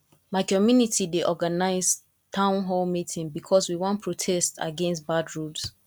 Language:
Nigerian Pidgin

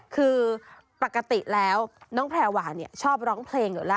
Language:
Thai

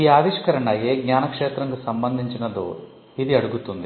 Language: Telugu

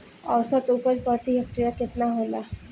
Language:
Bhojpuri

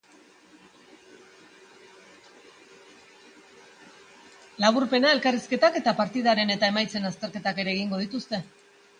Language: Basque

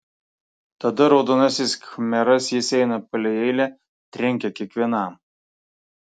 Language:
Lithuanian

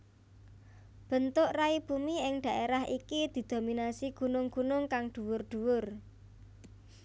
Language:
Javanese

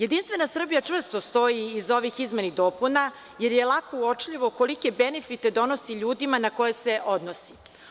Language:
Serbian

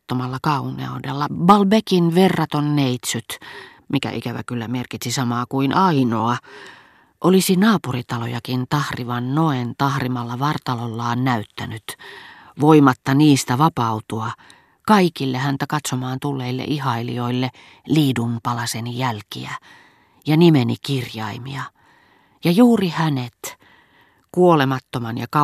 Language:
Finnish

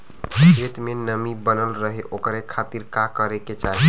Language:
Bhojpuri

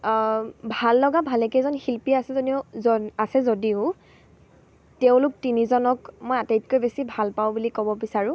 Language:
Assamese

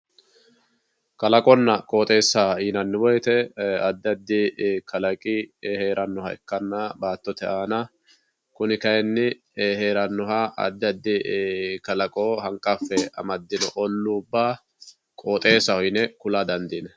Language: Sidamo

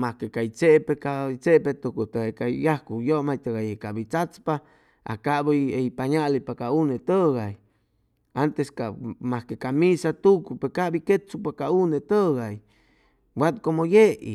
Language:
Chimalapa Zoque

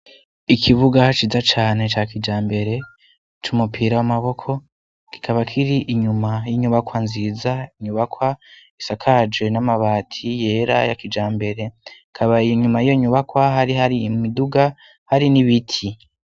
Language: Rundi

